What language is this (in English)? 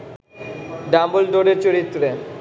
Bangla